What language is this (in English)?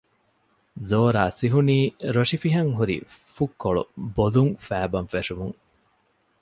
Divehi